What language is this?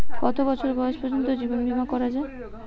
Bangla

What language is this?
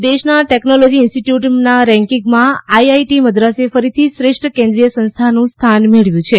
Gujarati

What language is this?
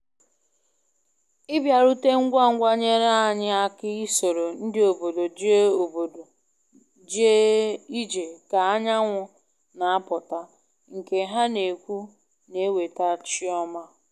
Igbo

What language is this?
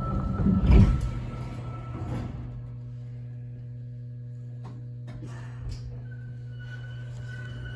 Japanese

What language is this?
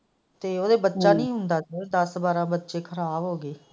Punjabi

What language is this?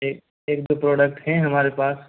Hindi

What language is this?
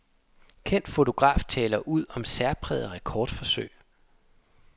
Danish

